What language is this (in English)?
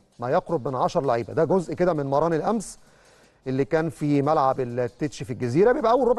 Arabic